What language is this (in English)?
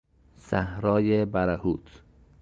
Persian